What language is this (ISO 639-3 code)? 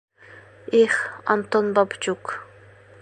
bak